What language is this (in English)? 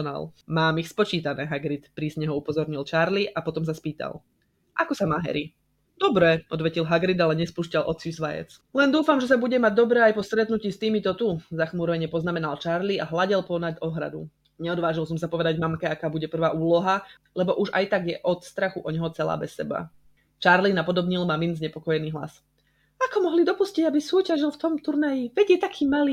Slovak